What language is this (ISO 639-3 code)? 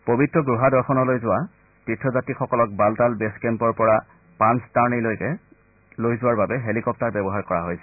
asm